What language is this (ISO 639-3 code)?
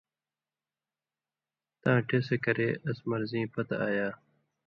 mvy